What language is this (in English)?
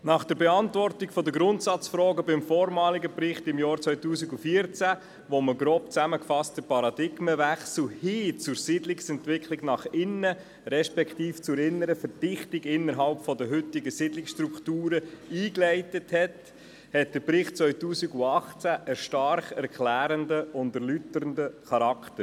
Swiss German